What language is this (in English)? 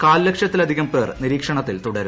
Malayalam